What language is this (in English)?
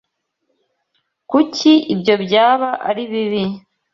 Kinyarwanda